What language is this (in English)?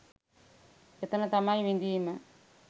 Sinhala